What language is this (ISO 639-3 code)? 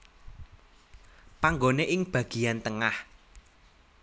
jav